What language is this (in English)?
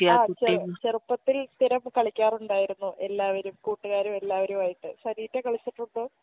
Malayalam